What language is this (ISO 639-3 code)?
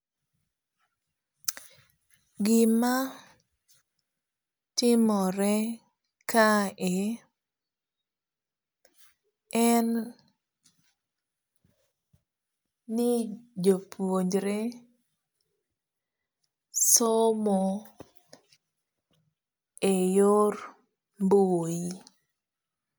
luo